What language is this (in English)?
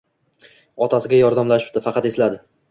Uzbek